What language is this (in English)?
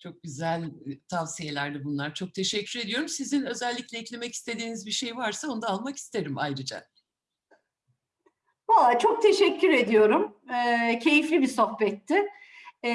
Turkish